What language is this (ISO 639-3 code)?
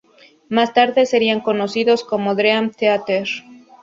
spa